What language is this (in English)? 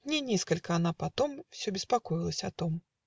Russian